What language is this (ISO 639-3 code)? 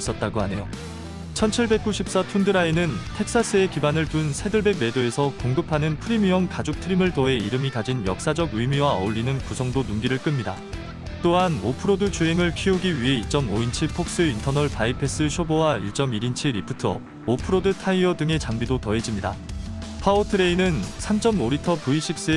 kor